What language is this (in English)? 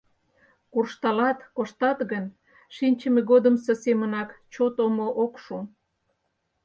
Mari